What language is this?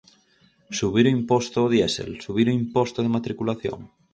Galician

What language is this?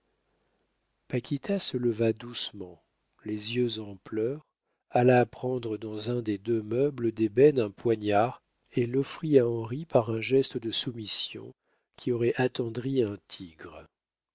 French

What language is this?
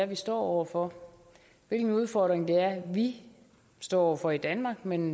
Danish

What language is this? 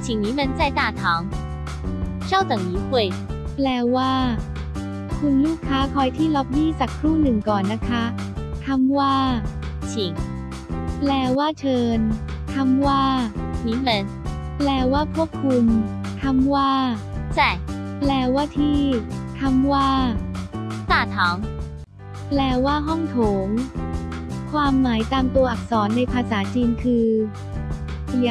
Thai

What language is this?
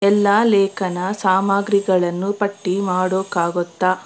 Kannada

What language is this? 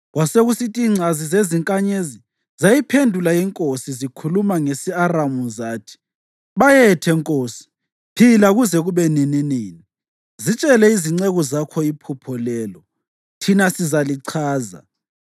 North Ndebele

